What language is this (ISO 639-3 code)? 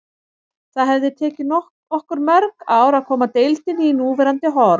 isl